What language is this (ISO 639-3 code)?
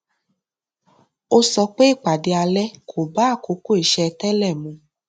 yor